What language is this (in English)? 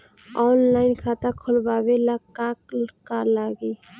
Bhojpuri